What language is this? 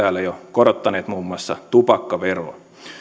Finnish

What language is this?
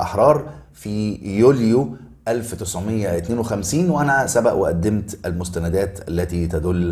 Arabic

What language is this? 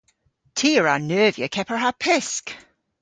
Cornish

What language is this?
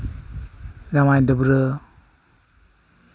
Santali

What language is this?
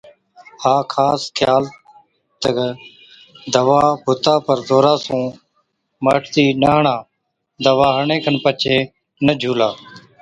Od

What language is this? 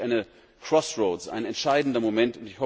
German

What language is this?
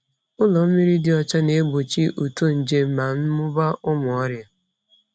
Igbo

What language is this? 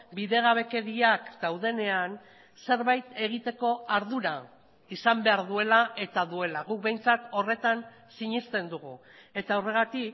Basque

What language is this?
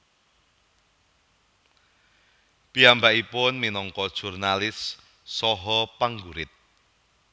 Javanese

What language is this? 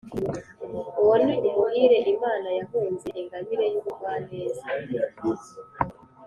Kinyarwanda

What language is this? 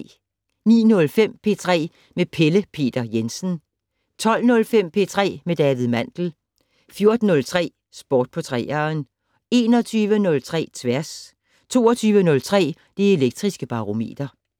Danish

